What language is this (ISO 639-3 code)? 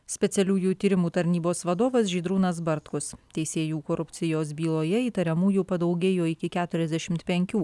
lit